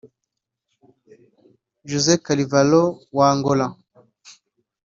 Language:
Kinyarwanda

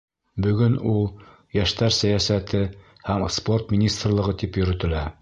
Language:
Bashkir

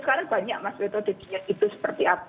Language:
Indonesian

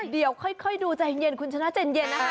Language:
Thai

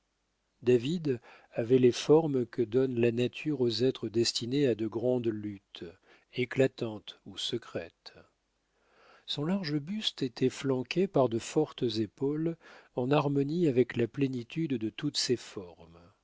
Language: French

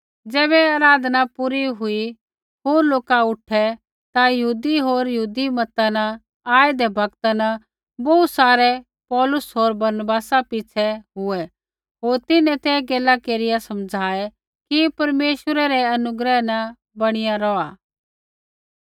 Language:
Kullu Pahari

